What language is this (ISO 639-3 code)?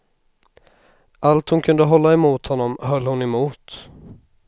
swe